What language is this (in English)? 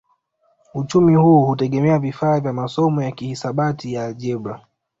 Swahili